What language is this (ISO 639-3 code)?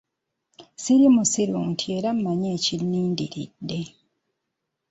lug